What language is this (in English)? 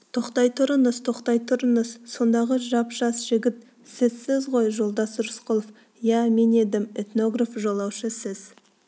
Kazakh